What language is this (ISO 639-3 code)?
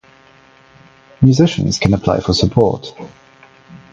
eng